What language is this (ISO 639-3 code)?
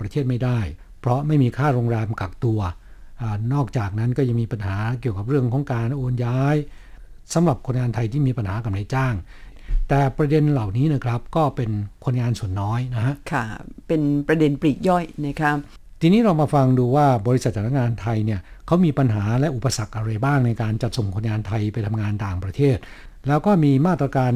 tha